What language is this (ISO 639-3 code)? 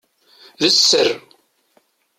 kab